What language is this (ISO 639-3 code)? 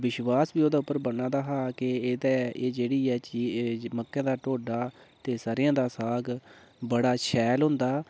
doi